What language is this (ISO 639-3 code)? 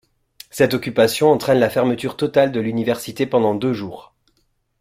fra